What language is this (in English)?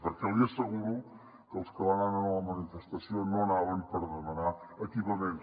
Catalan